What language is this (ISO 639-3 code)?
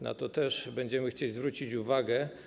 pol